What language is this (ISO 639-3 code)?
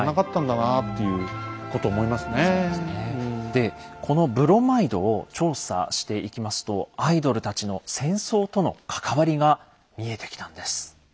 jpn